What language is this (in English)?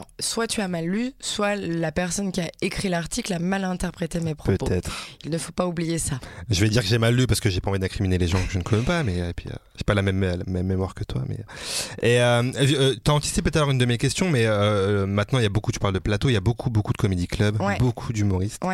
French